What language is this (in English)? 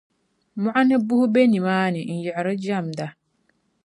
Dagbani